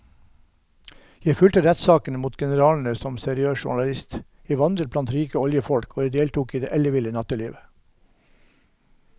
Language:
Norwegian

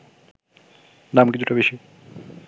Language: Bangla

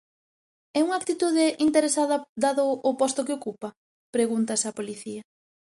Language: Galician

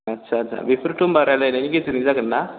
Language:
Bodo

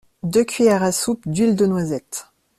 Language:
French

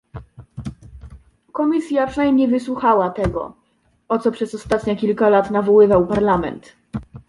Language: Polish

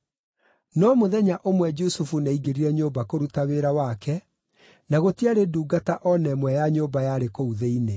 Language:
Kikuyu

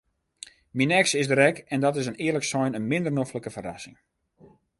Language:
Western Frisian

